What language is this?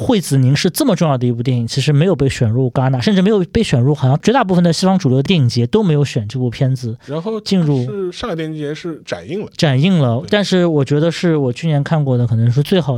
Chinese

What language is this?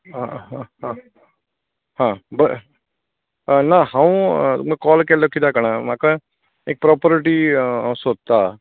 Konkani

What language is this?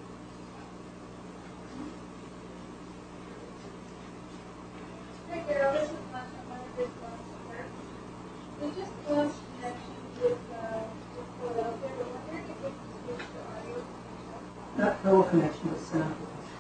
English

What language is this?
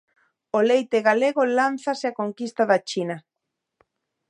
Galician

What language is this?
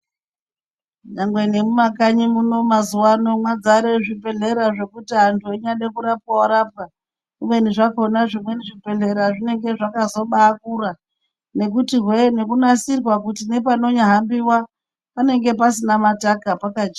Ndau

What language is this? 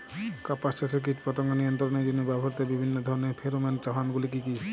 Bangla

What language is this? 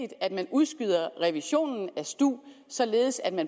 Danish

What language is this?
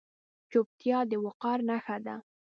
Pashto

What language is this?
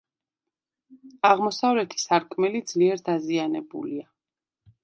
Georgian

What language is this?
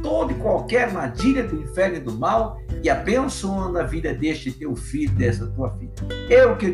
Portuguese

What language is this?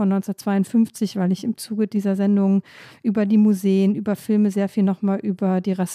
German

